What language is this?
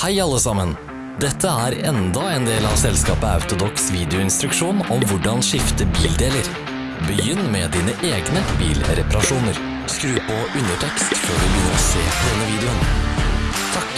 Norwegian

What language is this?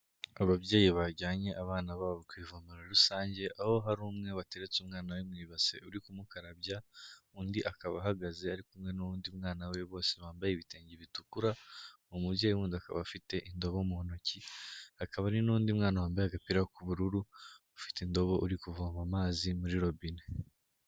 Kinyarwanda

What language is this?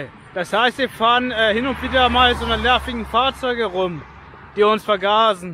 German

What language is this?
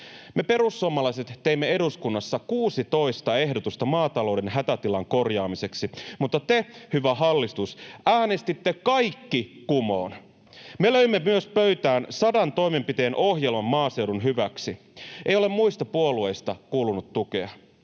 Finnish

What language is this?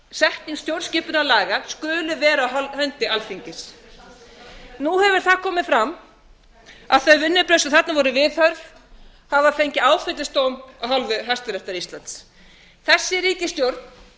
Icelandic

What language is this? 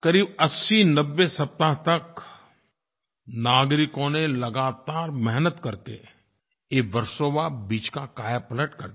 Hindi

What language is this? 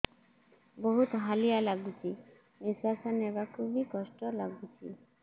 Odia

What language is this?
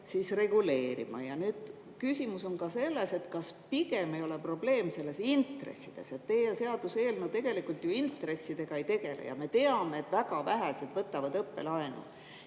Estonian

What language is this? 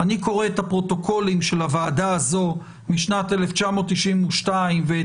Hebrew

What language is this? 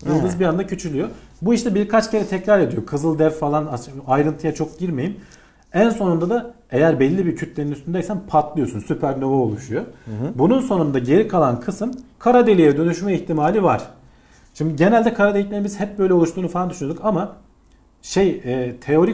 Turkish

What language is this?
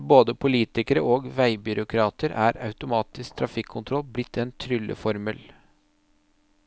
Norwegian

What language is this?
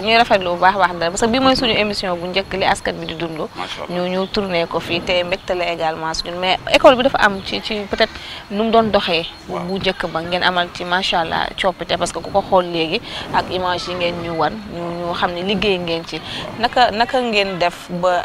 French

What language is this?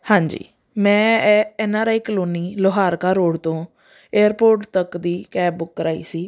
Punjabi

